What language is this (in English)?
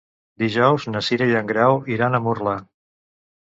Catalan